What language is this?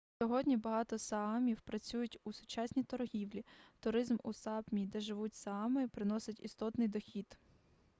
Ukrainian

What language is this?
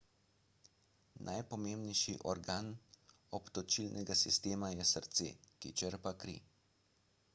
Slovenian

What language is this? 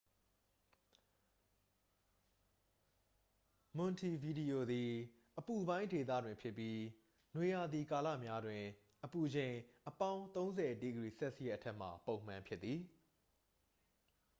Burmese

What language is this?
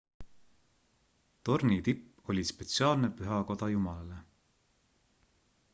Estonian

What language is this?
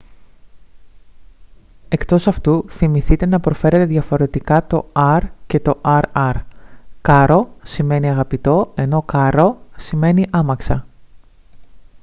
Greek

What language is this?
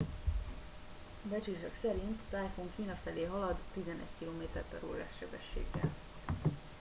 Hungarian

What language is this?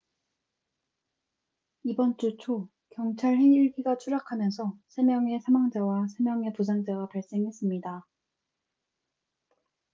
Korean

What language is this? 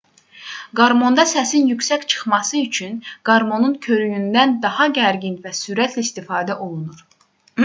Azerbaijani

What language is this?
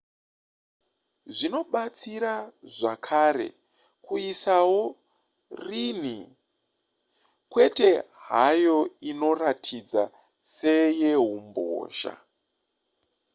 Shona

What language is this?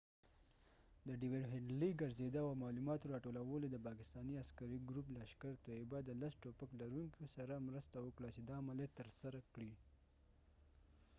Pashto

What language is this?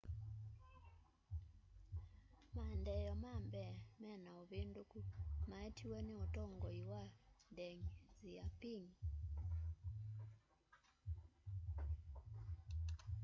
Kamba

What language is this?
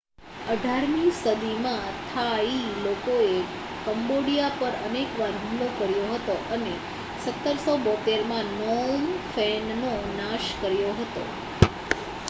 Gujarati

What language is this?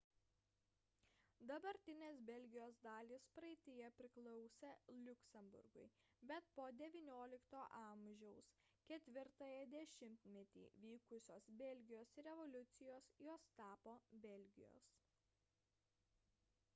Lithuanian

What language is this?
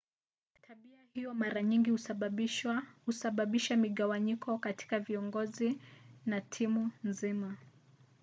Swahili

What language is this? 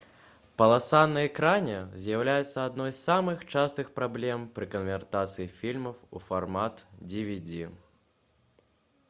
Belarusian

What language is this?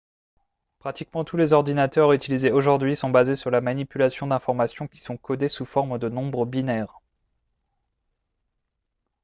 French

